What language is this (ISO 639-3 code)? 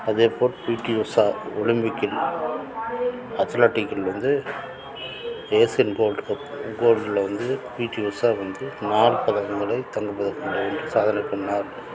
tam